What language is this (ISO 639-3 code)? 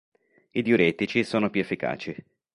ita